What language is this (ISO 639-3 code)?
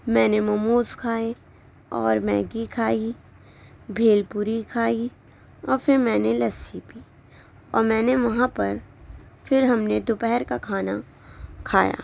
urd